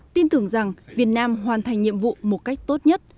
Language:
Vietnamese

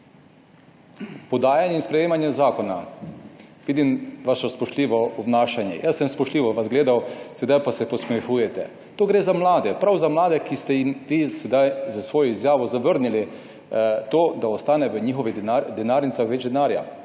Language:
Slovenian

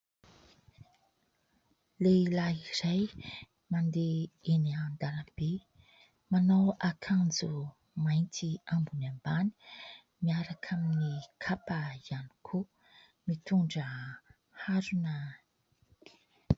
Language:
Malagasy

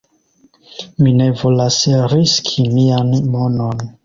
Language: Esperanto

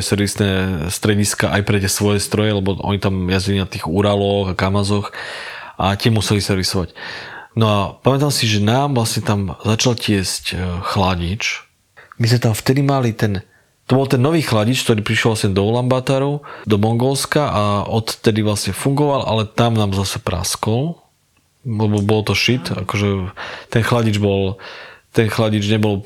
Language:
Slovak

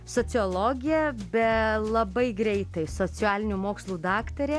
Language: Lithuanian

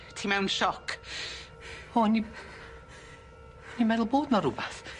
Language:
Welsh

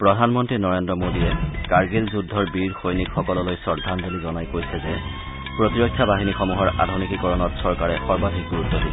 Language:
Assamese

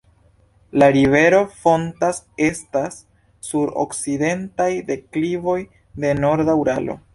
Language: Esperanto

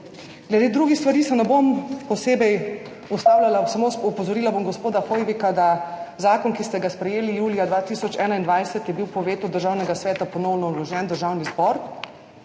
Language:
Slovenian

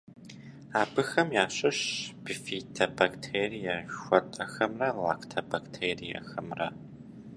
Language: Kabardian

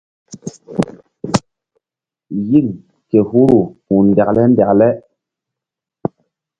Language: Mbum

